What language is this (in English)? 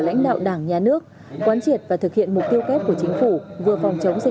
Vietnamese